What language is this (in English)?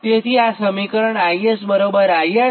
Gujarati